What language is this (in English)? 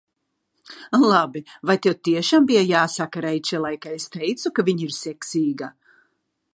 Latvian